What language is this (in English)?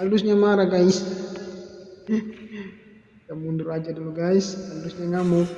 Indonesian